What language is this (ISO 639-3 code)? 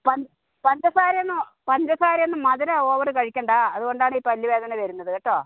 mal